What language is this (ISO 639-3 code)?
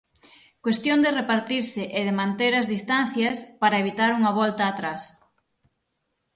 glg